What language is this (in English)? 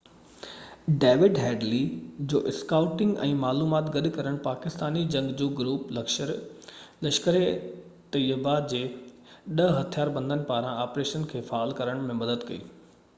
Sindhi